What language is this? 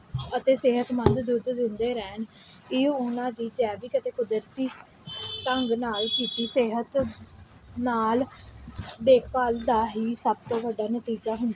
Punjabi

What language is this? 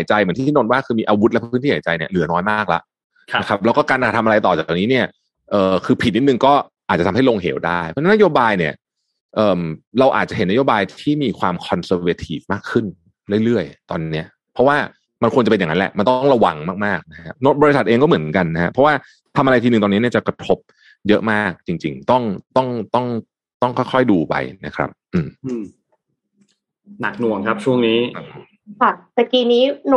Thai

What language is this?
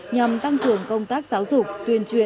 Vietnamese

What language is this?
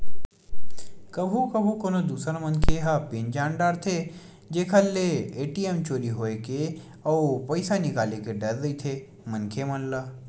Chhattisgarhi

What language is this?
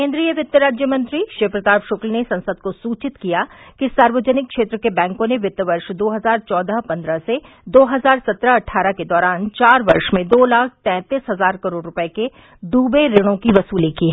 Hindi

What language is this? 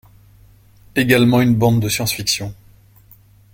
French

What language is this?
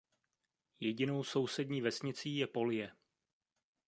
Czech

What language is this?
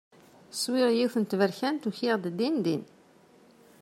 Kabyle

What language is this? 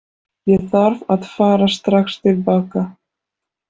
Icelandic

